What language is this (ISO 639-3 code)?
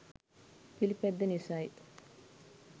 sin